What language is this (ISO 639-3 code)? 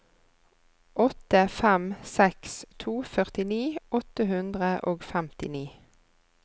nor